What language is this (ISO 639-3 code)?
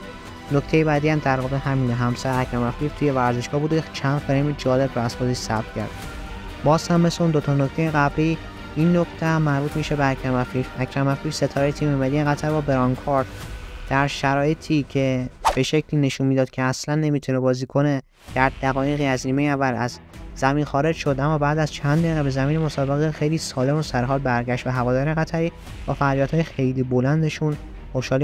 fas